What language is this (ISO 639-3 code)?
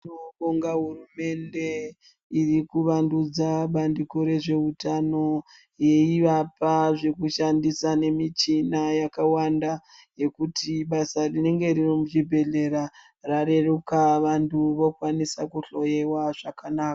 ndc